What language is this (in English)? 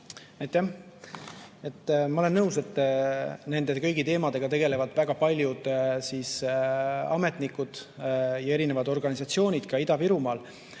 Estonian